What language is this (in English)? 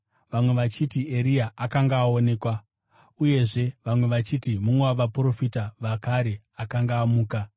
Shona